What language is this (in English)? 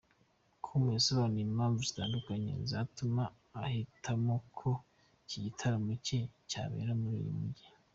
Kinyarwanda